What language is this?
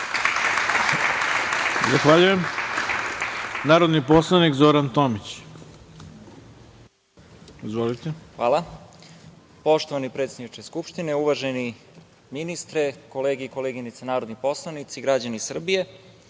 Serbian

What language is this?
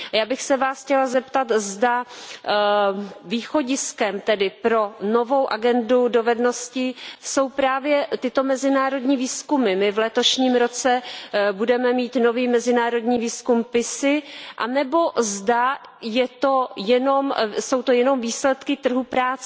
Czech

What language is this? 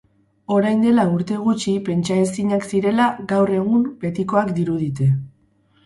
Basque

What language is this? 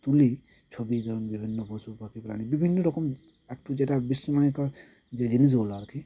Bangla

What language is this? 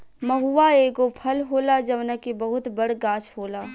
Bhojpuri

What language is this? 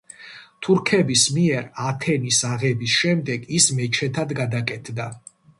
Georgian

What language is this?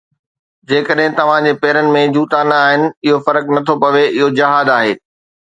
Sindhi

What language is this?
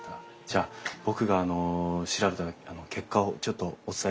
Japanese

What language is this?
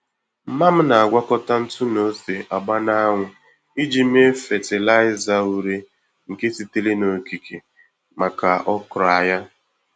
Igbo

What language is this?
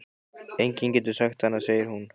Icelandic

